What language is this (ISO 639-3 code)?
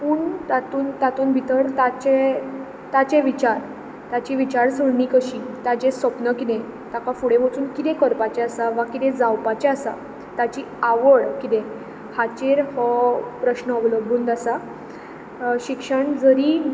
kok